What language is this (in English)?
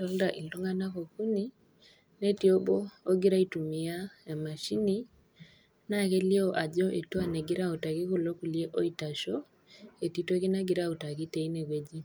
Masai